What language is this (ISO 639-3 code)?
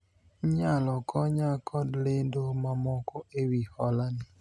luo